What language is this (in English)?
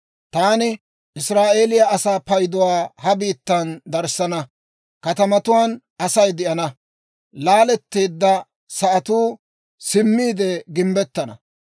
Dawro